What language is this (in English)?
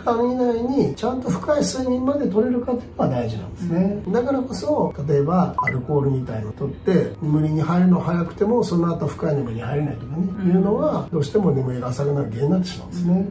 Japanese